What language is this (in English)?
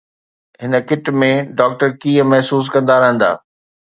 Sindhi